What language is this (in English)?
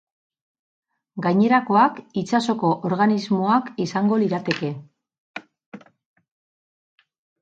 Basque